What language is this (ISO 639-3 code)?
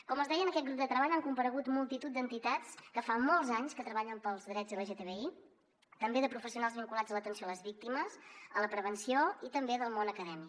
cat